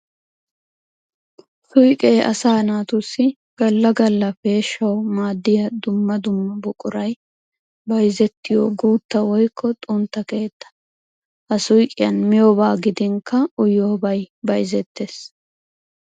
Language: Wolaytta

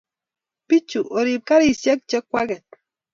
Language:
Kalenjin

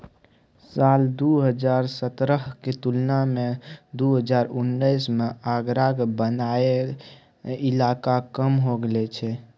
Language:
Maithili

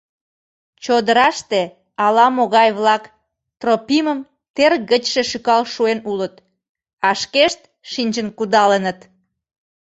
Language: Mari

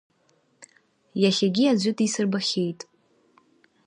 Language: Abkhazian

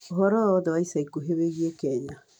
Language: Kikuyu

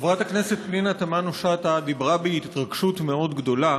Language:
Hebrew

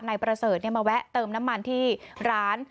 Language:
Thai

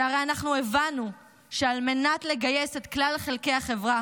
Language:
Hebrew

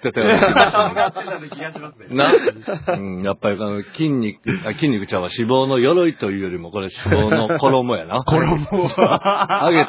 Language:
Japanese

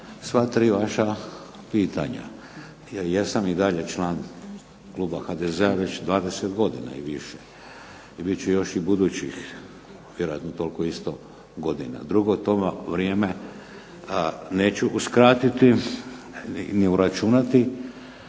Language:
Croatian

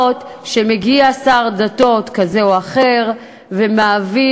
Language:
Hebrew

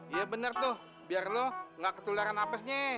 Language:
Indonesian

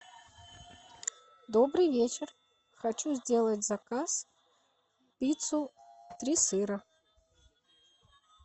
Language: Russian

